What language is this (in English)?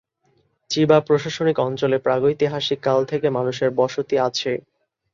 Bangla